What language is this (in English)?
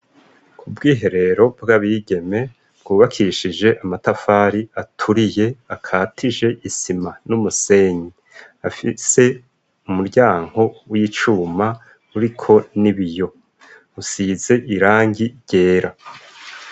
Rundi